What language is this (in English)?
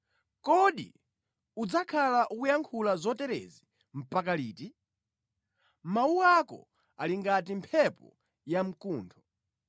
Nyanja